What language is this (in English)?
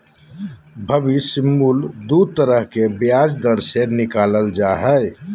Magahi